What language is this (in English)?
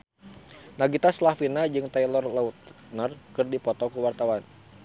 Sundanese